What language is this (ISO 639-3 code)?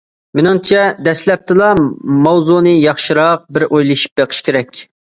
uig